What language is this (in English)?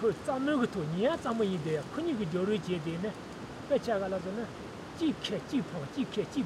Romanian